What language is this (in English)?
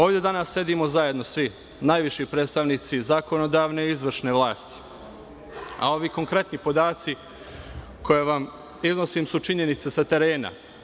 Serbian